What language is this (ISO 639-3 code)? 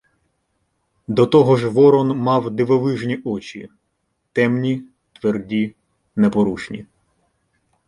ukr